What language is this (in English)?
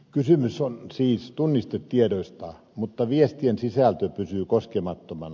Finnish